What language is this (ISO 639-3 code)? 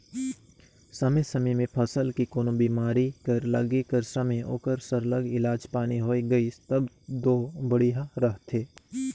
hne